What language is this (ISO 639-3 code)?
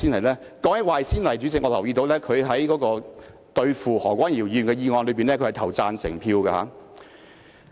yue